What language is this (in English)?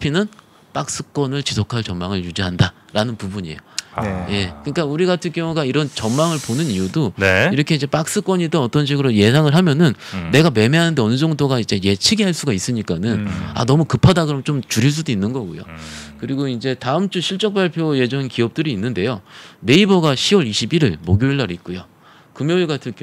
Korean